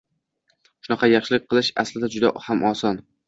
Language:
Uzbek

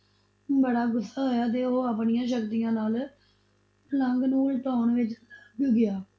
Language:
Punjabi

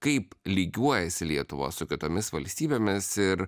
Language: Lithuanian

